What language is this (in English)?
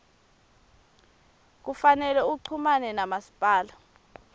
Swati